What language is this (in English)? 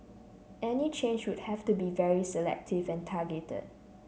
English